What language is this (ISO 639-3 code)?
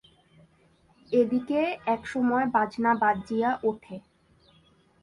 ben